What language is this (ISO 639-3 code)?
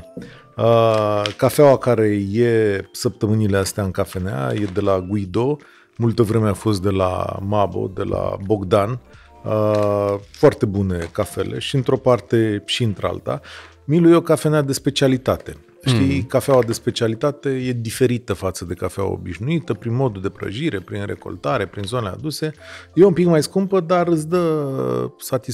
ron